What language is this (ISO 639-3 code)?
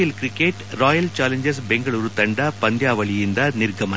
kan